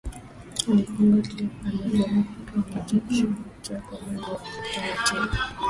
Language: Swahili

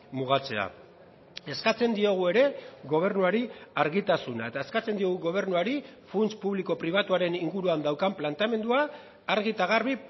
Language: Basque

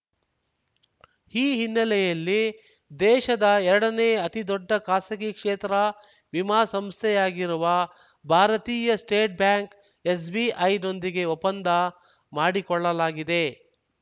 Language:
Kannada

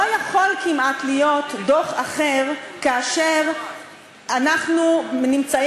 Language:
Hebrew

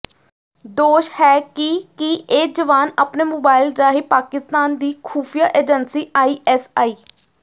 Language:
Punjabi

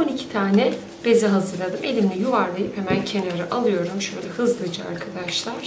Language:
Turkish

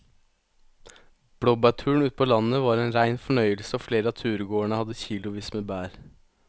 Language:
Norwegian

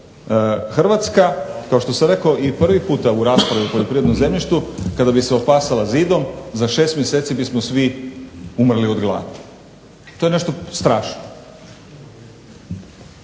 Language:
Croatian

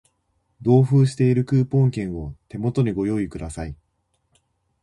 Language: Japanese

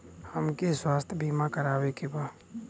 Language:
Bhojpuri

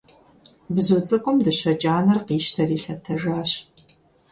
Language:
Kabardian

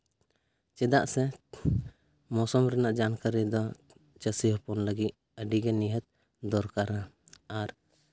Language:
Santali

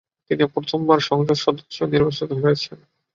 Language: Bangla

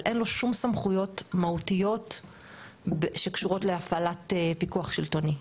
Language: Hebrew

